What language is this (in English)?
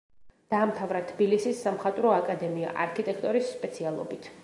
Georgian